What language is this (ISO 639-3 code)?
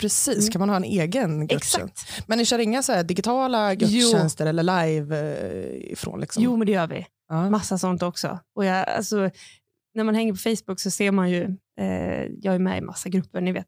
swe